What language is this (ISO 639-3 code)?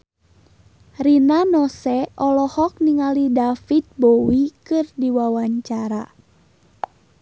sun